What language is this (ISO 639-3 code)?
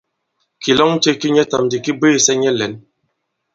abb